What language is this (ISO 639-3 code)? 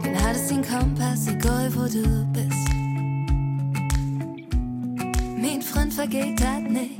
deu